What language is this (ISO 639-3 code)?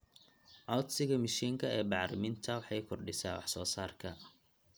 som